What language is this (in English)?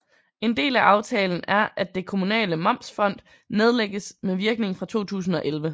Danish